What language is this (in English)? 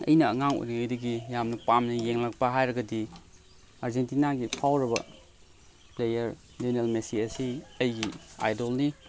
Manipuri